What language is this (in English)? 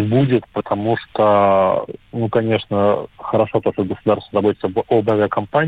Russian